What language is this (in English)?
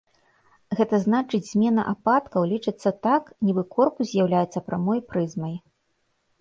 Belarusian